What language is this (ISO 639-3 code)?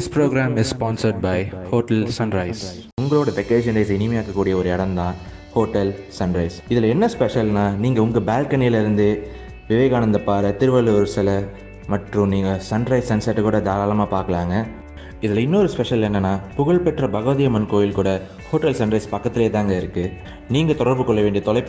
tam